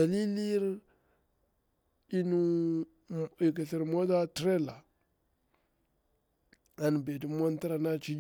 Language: Bura-Pabir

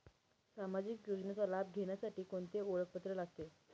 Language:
Marathi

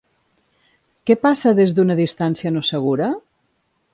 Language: Catalan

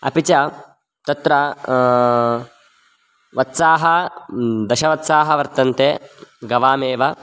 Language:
Sanskrit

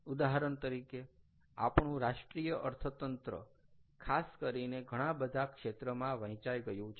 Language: Gujarati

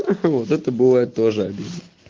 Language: Russian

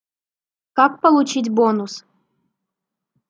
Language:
Russian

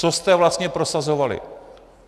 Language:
Czech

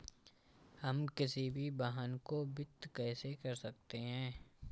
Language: Hindi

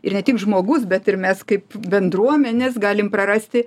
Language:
Lithuanian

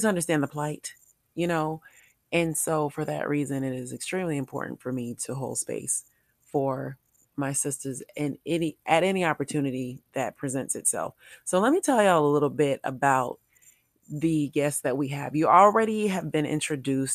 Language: English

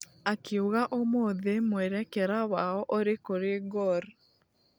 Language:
Kikuyu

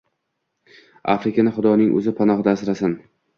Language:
Uzbek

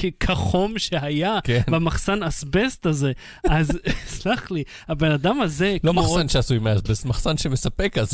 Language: Hebrew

